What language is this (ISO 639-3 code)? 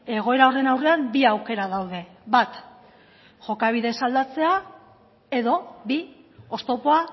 eus